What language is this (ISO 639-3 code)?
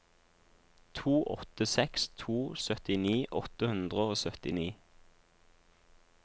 nor